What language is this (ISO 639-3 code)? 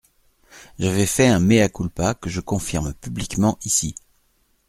fra